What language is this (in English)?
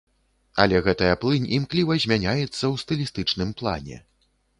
Belarusian